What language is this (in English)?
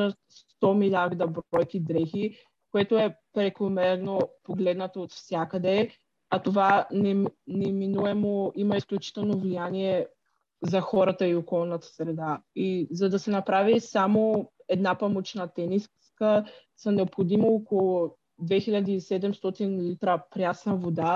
Bulgarian